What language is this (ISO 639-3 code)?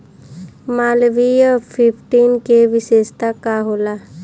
bho